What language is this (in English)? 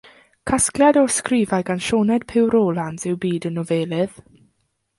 Welsh